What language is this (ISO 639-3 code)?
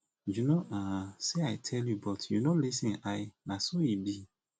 pcm